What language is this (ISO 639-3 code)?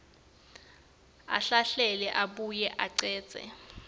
ssw